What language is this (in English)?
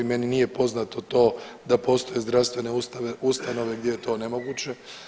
Croatian